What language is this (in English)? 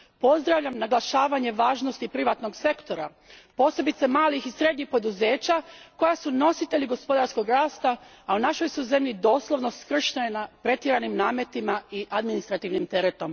Croatian